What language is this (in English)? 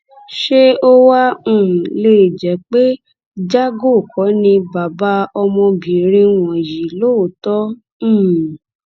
Yoruba